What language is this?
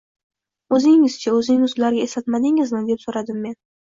Uzbek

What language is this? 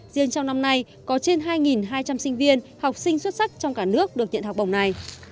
Vietnamese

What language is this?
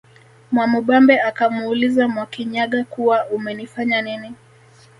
Swahili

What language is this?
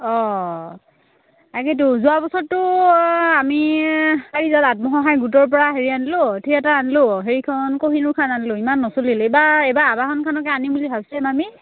Assamese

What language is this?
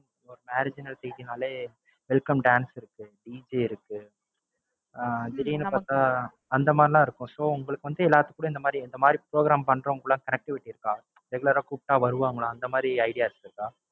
Tamil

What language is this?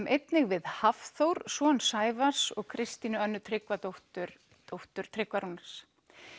Icelandic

